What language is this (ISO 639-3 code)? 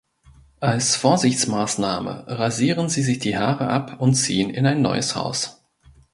deu